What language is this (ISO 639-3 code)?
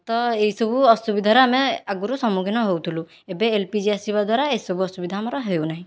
ori